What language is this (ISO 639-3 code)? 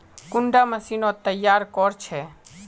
mag